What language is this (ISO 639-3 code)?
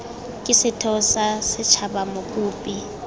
tsn